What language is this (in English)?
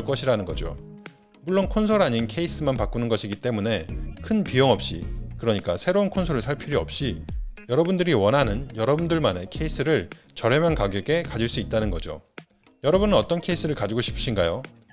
Korean